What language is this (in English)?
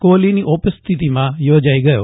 Gujarati